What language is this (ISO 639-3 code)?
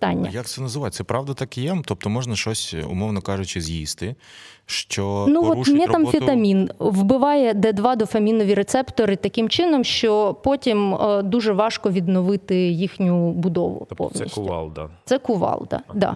ukr